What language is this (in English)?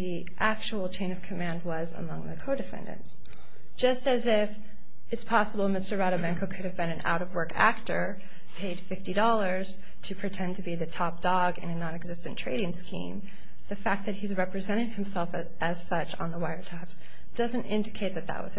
English